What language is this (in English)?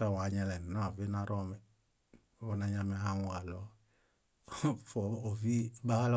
Bayot